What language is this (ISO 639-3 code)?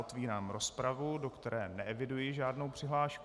ces